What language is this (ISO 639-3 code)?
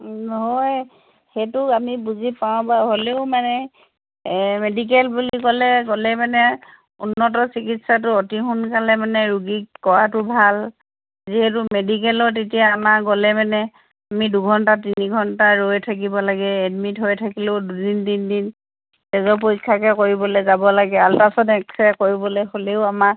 asm